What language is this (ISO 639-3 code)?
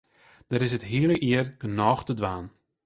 fry